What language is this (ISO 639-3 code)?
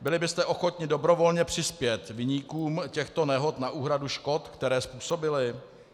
ces